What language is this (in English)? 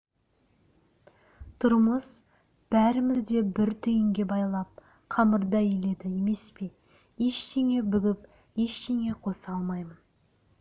Kazakh